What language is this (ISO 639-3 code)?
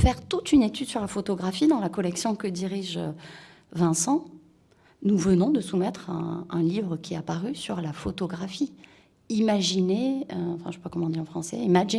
fra